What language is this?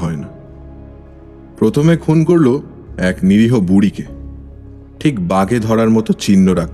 Bangla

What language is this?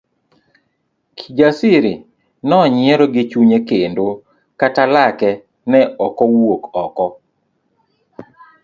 Luo (Kenya and Tanzania)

